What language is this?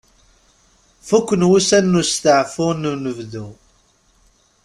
Kabyle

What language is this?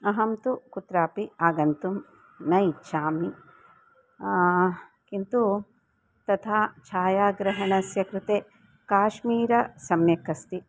Sanskrit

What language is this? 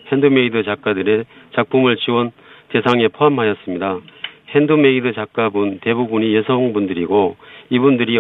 Korean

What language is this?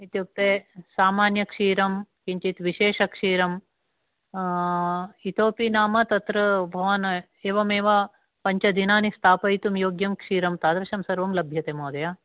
Sanskrit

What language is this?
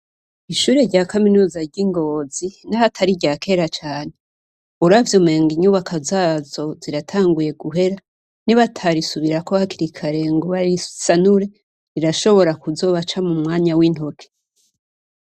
Rundi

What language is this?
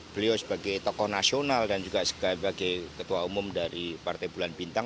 Indonesian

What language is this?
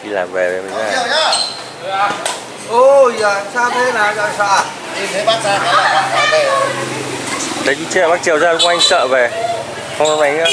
Vietnamese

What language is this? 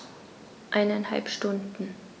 German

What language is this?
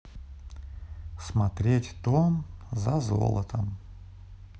Russian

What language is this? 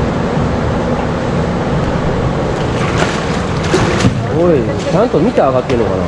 Japanese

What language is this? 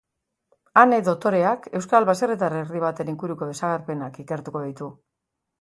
Basque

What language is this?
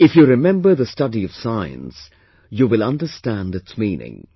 English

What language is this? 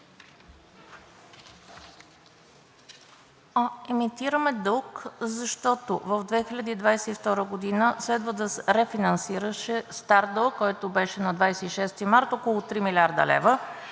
Bulgarian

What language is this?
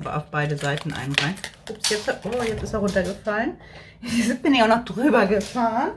German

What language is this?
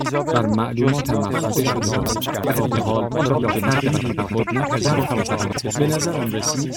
Persian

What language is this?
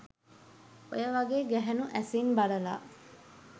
Sinhala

